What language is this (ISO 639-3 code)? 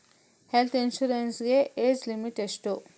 kan